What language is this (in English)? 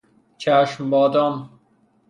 Persian